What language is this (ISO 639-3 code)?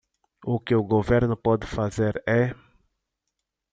por